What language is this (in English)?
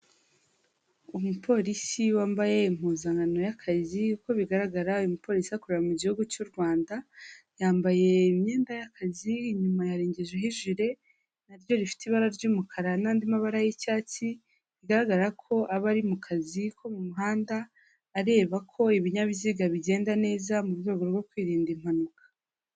Kinyarwanda